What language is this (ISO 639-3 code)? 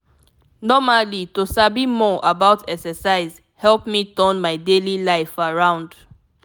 pcm